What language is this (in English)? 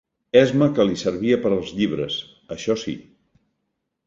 Catalan